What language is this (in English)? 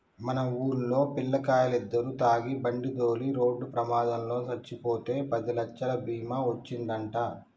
Telugu